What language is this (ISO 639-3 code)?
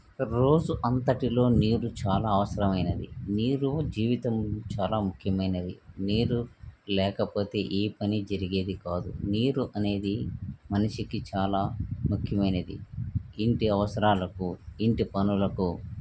tel